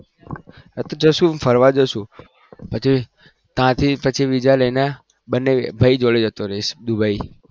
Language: Gujarati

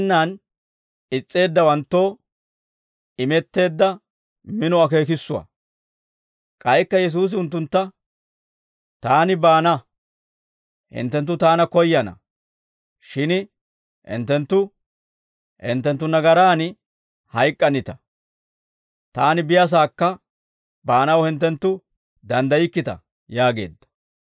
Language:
Dawro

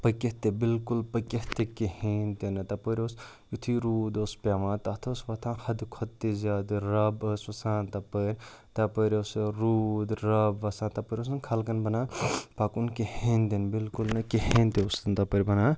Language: Kashmiri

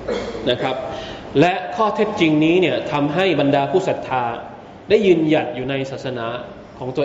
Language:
Thai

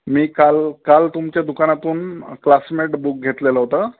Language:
Marathi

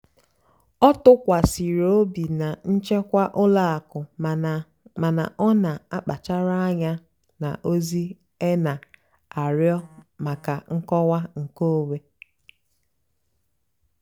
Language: Igbo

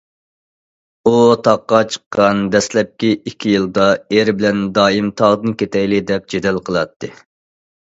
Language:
Uyghur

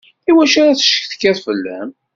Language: Kabyle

